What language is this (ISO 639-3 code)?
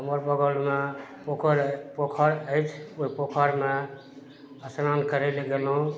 mai